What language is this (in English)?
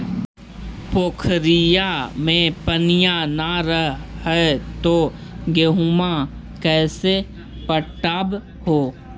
Magahi